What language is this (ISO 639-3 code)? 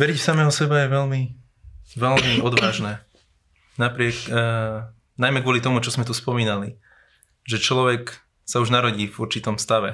slk